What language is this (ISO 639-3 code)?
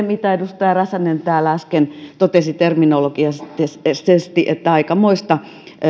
fin